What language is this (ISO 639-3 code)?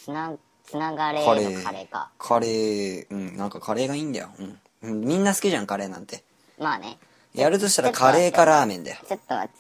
jpn